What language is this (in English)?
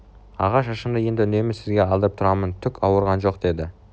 Kazakh